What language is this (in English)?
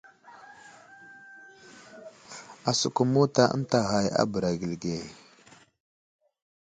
Wuzlam